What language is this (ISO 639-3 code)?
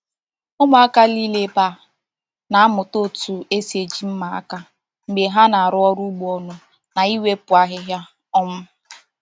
ibo